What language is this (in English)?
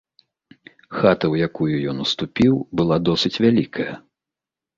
Belarusian